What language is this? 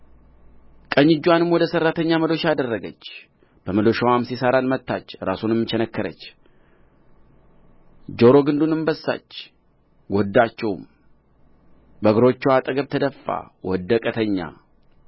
Amharic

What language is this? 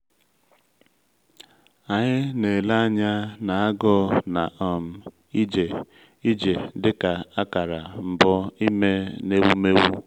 Igbo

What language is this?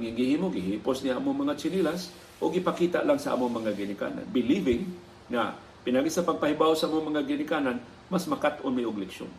Filipino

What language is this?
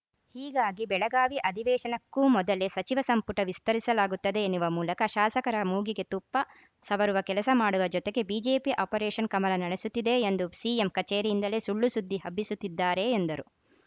Kannada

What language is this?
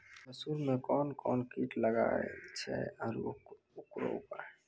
Maithili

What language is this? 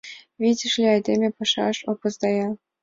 Mari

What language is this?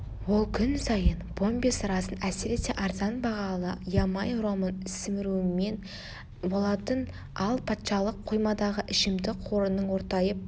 Kazakh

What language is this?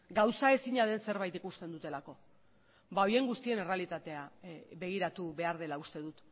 Basque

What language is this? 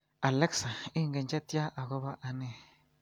Kalenjin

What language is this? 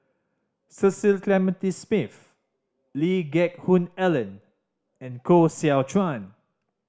English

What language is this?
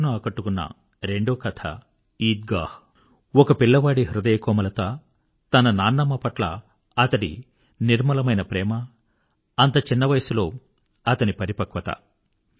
Telugu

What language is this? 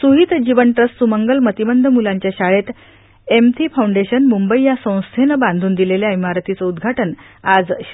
Marathi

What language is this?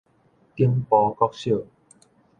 Min Nan Chinese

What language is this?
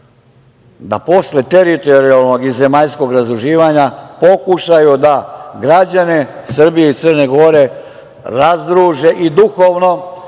Serbian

